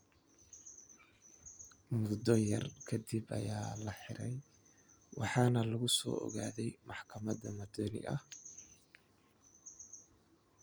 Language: Somali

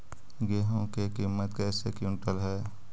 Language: Magahi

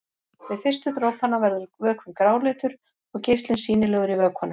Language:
Icelandic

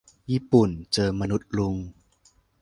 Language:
Thai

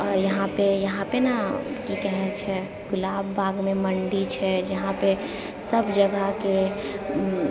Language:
Maithili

